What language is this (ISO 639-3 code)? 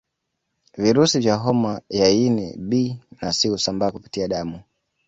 swa